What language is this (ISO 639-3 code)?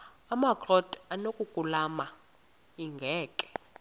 xho